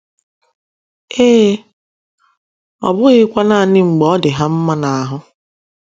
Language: Igbo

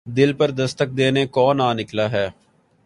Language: Urdu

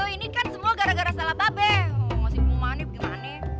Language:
Indonesian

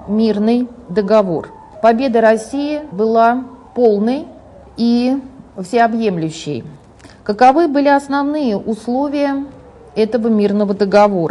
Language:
Russian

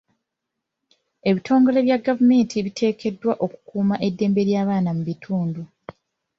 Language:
Ganda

